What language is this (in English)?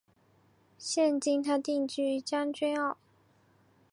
Chinese